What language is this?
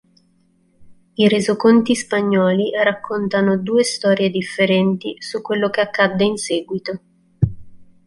Italian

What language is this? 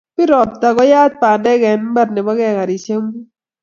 Kalenjin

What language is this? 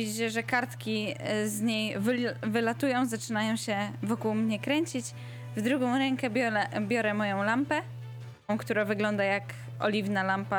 Polish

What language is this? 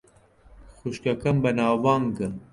Central Kurdish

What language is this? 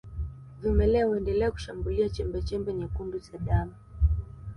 Swahili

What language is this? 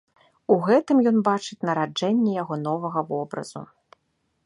Belarusian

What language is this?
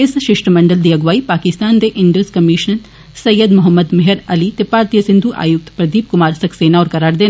Dogri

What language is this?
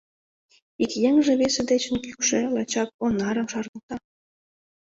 Mari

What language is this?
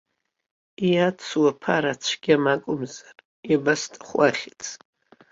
Abkhazian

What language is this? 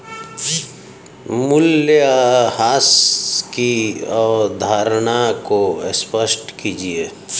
Hindi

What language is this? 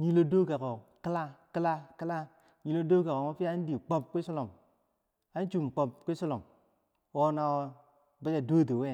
Bangwinji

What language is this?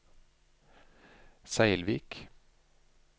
Norwegian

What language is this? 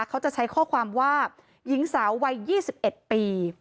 Thai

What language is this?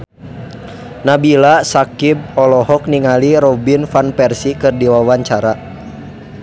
Sundanese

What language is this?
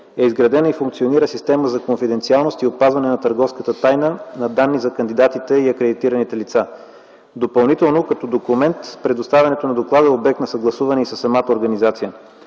Bulgarian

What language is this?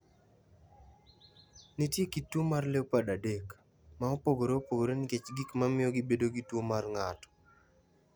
Luo (Kenya and Tanzania)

